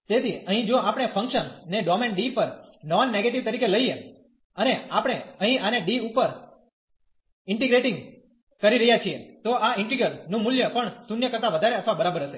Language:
Gujarati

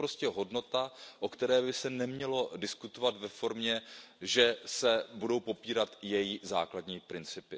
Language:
Czech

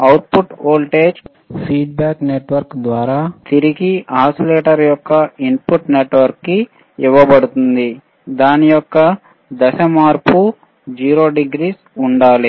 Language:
Telugu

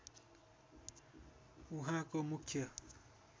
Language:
Nepali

